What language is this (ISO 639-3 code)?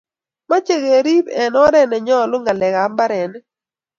kln